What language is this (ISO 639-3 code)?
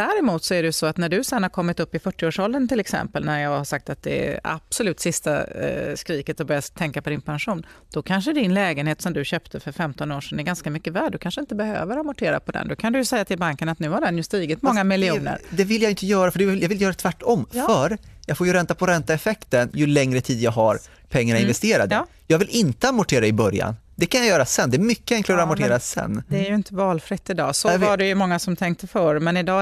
swe